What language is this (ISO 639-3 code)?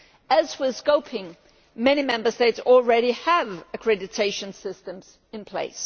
eng